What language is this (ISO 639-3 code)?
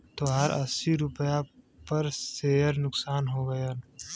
bho